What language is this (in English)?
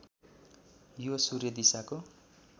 Nepali